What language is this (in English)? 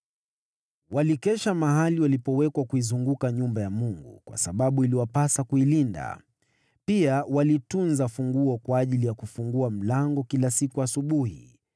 Swahili